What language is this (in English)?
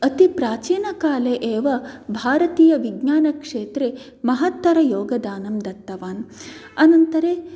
Sanskrit